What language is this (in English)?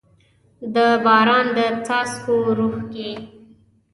Pashto